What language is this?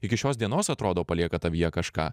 Lithuanian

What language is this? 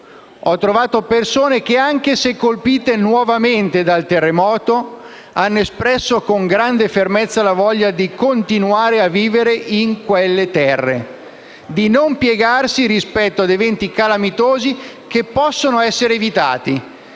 Italian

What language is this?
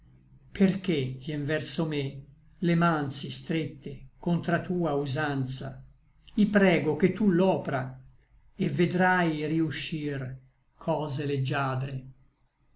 Italian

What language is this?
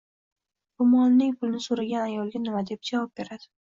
Uzbek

